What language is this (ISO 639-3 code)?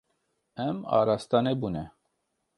kur